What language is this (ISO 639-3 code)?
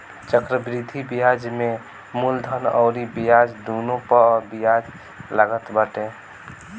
bho